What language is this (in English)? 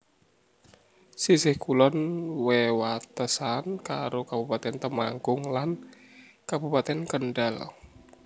Javanese